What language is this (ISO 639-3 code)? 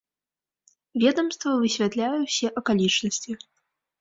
bel